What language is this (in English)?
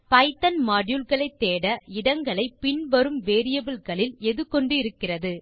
Tamil